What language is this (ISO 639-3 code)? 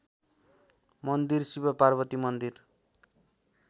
nep